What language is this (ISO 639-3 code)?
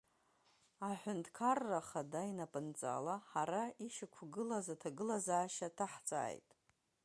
abk